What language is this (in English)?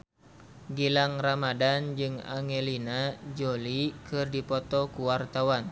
Sundanese